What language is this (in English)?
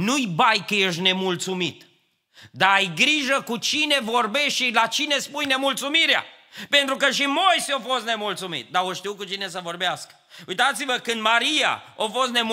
Romanian